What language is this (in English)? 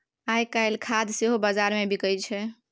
Maithili